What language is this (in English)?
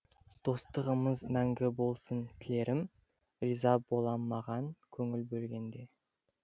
Kazakh